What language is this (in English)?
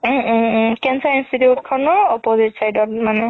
Assamese